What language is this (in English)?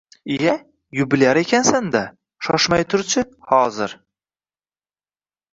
Uzbek